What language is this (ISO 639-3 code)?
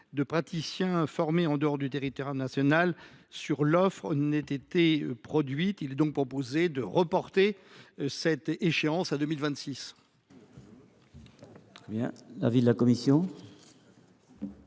fra